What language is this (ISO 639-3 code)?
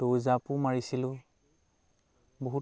asm